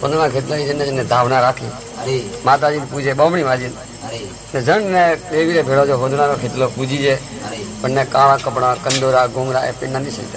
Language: Arabic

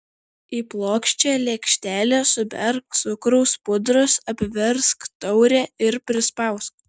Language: Lithuanian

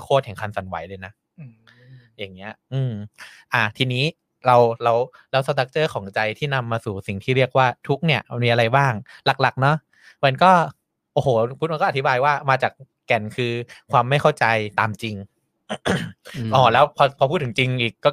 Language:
Thai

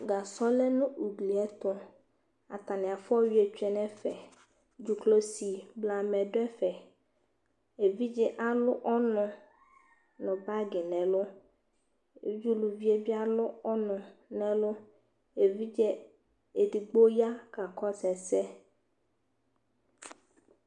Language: Ikposo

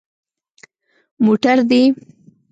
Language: Pashto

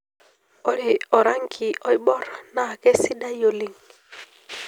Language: Masai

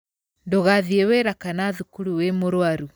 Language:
Kikuyu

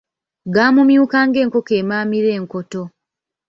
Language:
Ganda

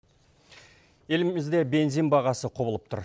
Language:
Kazakh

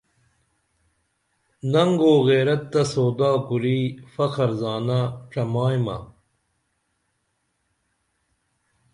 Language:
Dameli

